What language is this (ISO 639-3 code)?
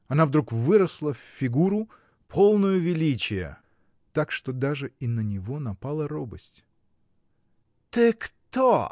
rus